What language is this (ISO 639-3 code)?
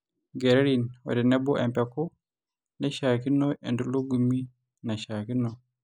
mas